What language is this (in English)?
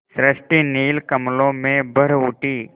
Hindi